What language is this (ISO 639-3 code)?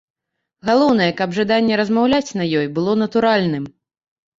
bel